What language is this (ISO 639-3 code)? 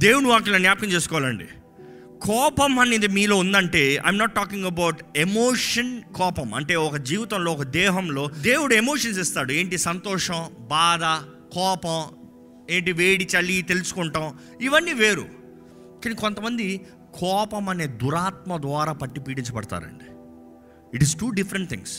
tel